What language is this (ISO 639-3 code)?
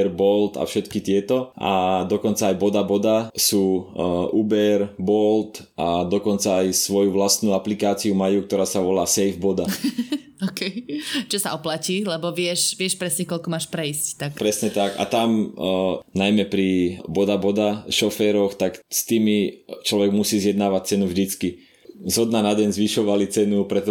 slk